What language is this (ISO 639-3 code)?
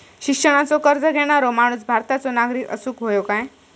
mar